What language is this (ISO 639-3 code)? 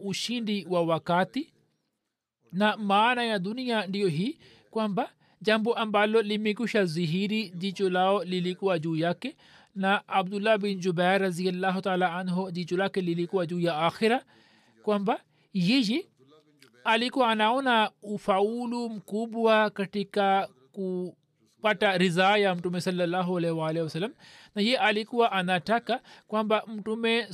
swa